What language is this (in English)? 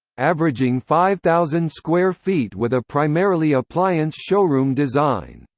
English